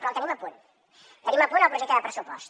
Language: Catalan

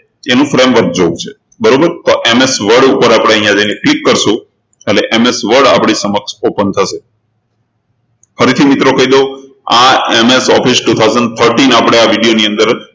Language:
Gujarati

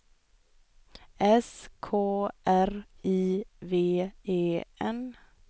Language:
Swedish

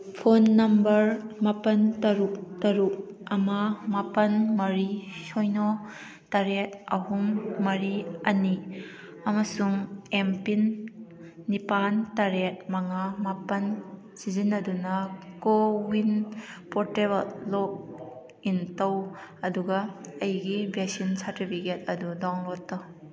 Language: Manipuri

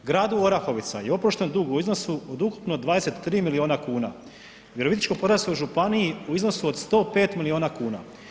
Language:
Croatian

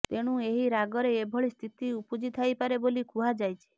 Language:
Odia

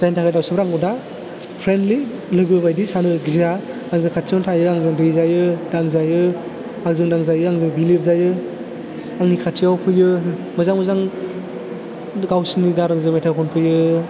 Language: Bodo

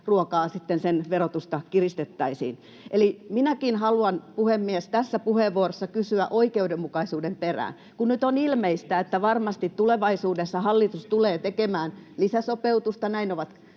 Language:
Finnish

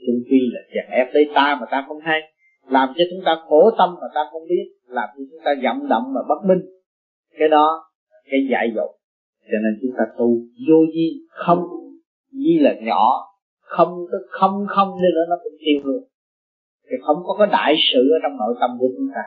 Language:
Vietnamese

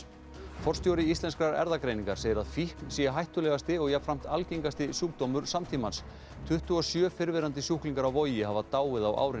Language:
Icelandic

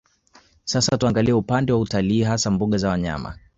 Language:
Swahili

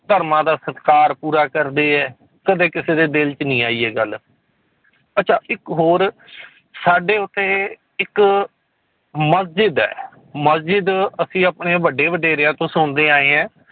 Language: Punjabi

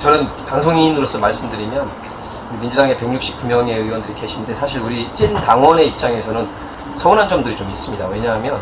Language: Korean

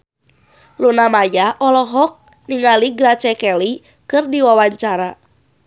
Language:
Sundanese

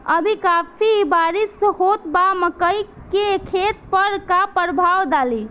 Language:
Bhojpuri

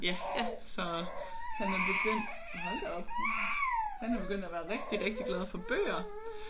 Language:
Danish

